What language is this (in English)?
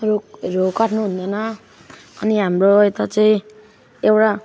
Nepali